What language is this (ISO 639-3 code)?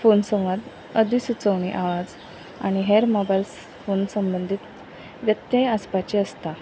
kok